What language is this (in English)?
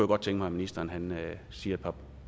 Danish